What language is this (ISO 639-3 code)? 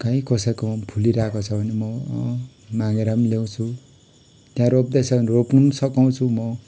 nep